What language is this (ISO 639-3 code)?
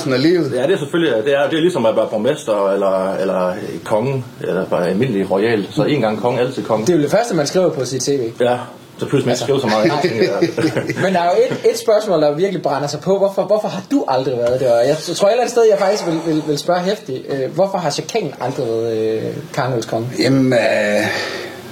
dan